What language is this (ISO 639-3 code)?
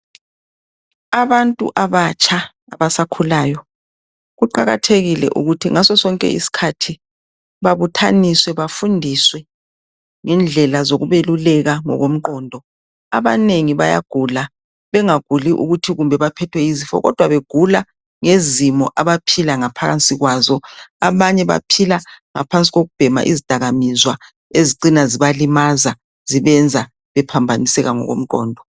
nde